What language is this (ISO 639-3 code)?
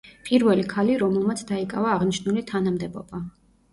kat